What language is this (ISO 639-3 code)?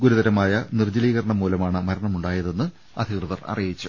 mal